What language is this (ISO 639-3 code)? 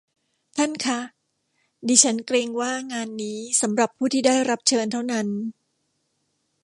tha